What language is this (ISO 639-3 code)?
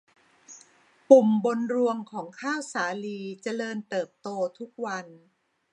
tha